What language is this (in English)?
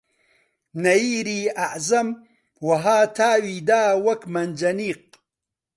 Central Kurdish